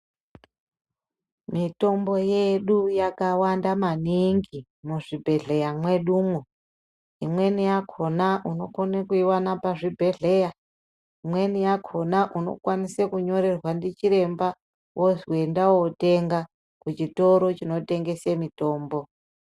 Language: Ndau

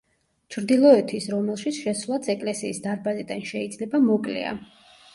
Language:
Georgian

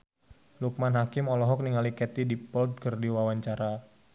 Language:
Sundanese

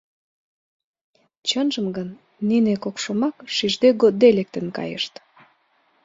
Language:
Mari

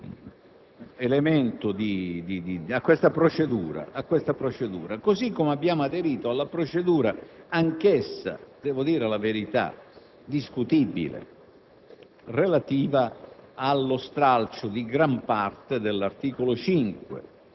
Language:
Italian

